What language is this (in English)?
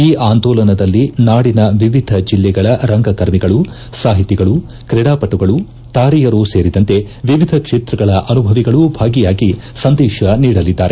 Kannada